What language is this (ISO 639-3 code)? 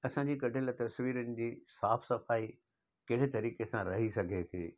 snd